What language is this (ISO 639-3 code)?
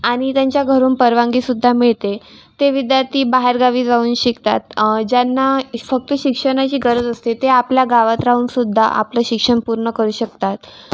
mar